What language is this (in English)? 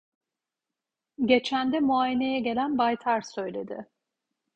Turkish